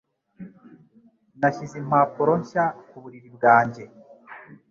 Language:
Kinyarwanda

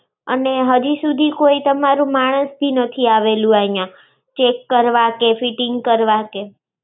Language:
Gujarati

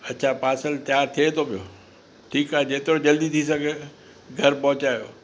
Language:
Sindhi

